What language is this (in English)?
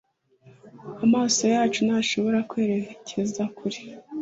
Kinyarwanda